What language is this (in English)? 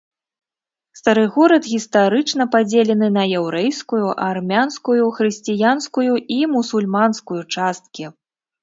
Belarusian